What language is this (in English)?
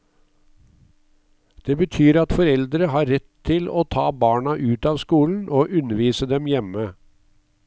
Norwegian